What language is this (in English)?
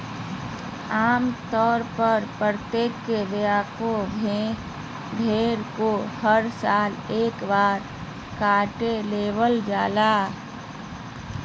Magahi